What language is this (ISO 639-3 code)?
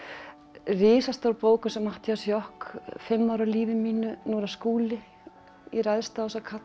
isl